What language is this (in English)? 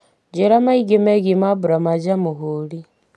Kikuyu